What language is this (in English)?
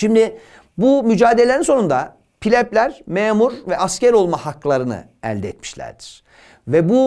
Turkish